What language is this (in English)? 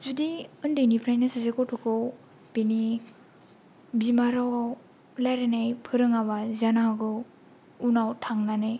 Bodo